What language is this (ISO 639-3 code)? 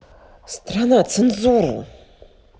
rus